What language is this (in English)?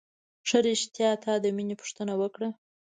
Pashto